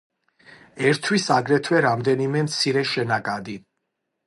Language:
Georgian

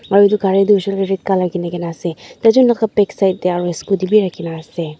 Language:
Naga Pidgin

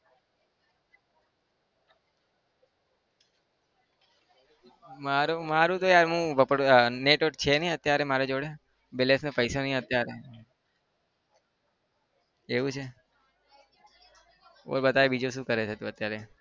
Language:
Gujarati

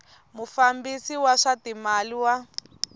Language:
Tsonga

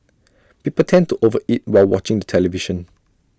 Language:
English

